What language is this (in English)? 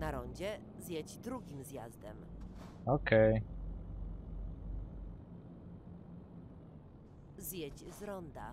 Polish